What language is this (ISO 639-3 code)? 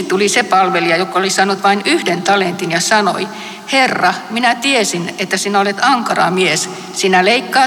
fin